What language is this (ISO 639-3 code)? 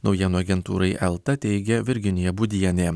lit